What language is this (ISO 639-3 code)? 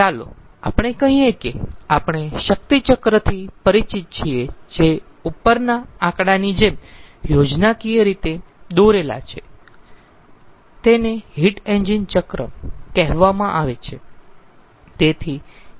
guj